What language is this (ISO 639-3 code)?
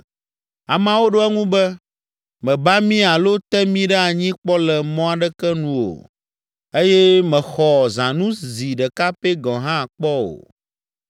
ewe